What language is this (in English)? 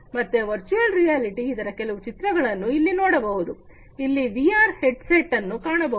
Kannada